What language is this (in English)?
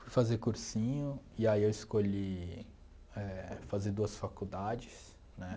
Portuguese